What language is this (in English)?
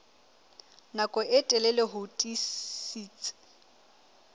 Southern Sotho